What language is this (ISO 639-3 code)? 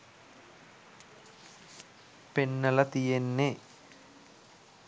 sin